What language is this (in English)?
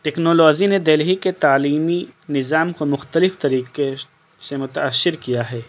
Urdu